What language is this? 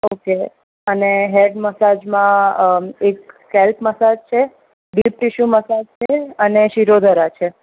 Gujarati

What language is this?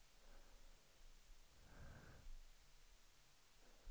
Swedish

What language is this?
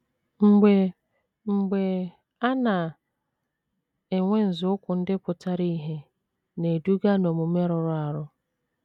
Igbo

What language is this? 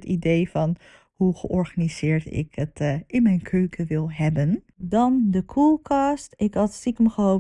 Dutch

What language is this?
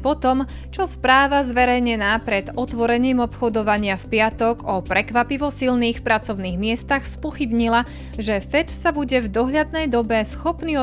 Slovak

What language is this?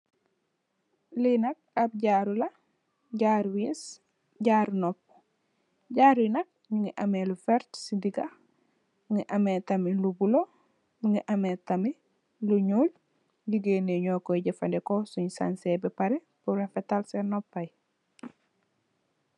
Wolof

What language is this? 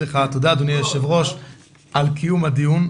Hebrew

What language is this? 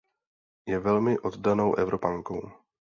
Czech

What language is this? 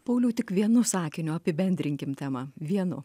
Lithuanian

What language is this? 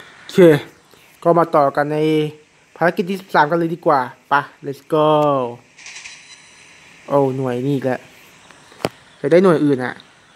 Thai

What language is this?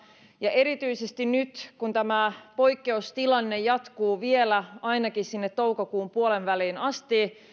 Finnish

